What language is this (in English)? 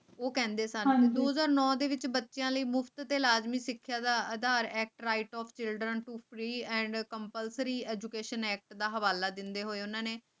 Punjabi